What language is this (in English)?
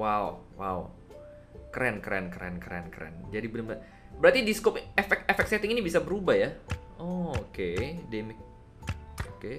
Indonesian